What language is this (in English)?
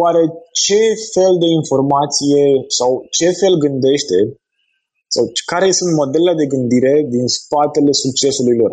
Romanian